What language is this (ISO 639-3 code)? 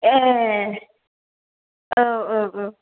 brx